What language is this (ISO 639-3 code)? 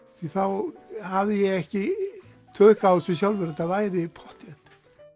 isl